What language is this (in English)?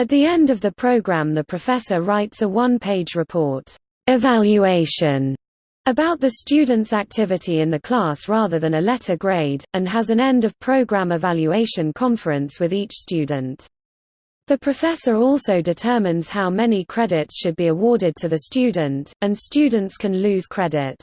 English